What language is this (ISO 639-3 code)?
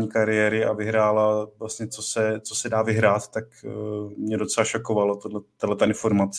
ces